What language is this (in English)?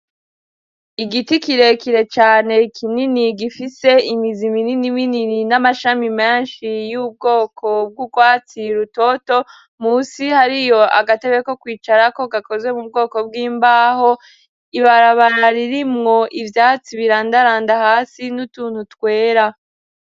Rundi